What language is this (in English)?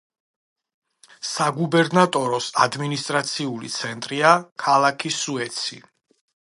Georgian